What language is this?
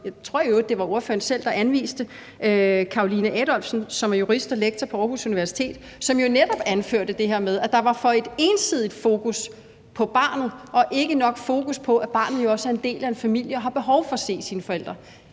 Danish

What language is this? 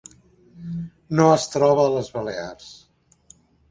Catalan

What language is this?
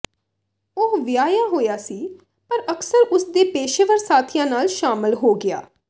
Punjabi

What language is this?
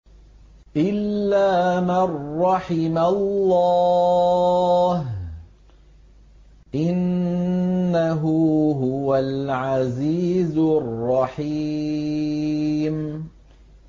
Arabic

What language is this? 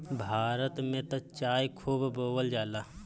Bhojpuri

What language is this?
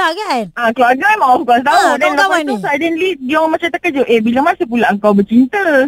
Malay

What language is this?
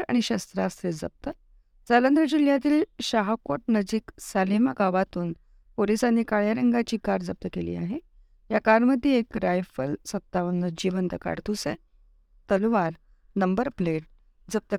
Marathi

